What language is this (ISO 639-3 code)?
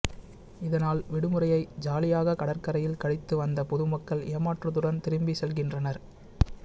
tam